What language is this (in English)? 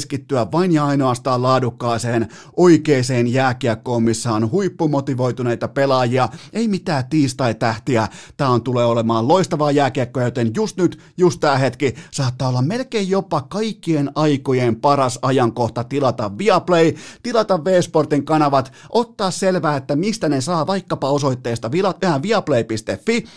Finnish